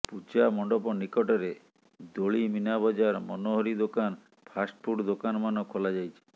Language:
Odia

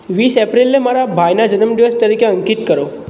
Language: Gujarati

